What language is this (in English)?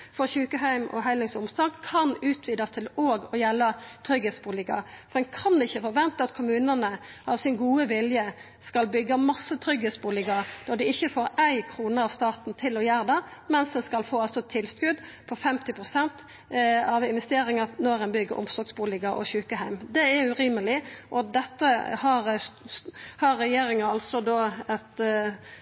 Norwegian Nynorsk